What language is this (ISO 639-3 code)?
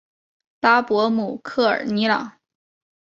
zho